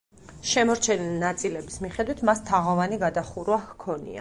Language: Georgian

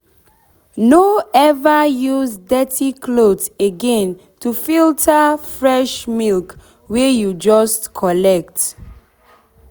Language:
Nigerian Pidgin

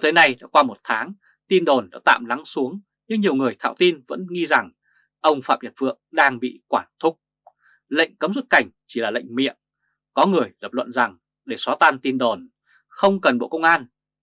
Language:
Vietnamese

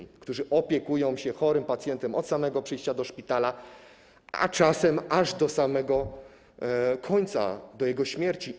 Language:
Polish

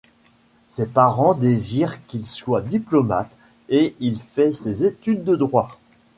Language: French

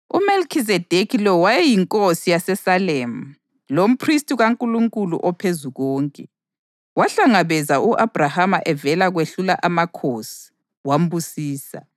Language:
North Ndebele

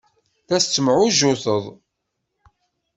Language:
Kabyle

